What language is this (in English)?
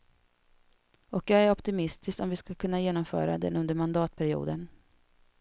Swedish